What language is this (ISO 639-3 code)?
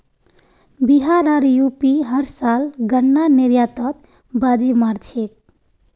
mag